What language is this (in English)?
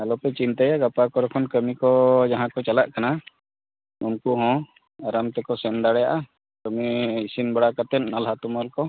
Santali